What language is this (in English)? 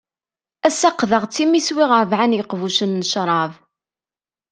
Kabyle